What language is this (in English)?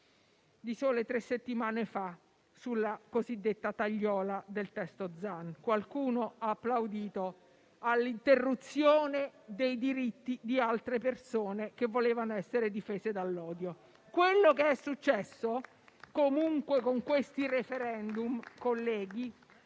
Italian